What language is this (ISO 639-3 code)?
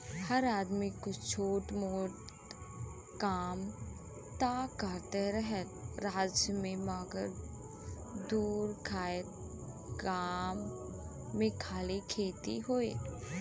bho